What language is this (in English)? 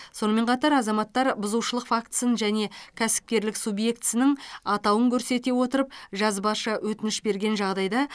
Kazakh